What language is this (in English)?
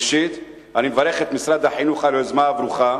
Hebrew